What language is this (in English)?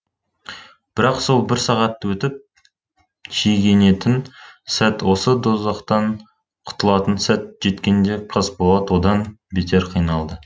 Kazakh